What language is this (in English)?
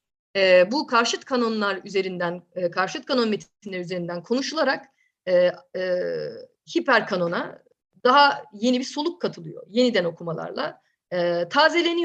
Turkish